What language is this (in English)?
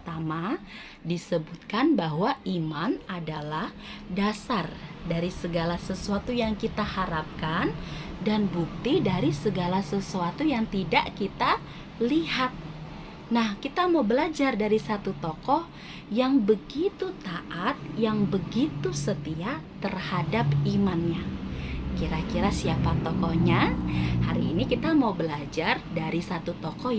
Indonesian